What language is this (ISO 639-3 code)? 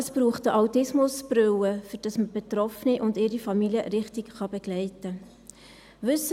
gsw